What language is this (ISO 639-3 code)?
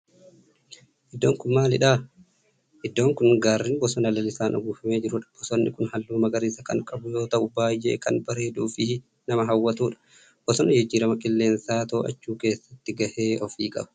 orm